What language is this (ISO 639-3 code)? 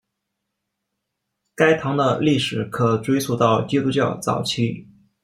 zho